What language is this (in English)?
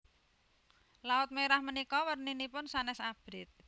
Javanese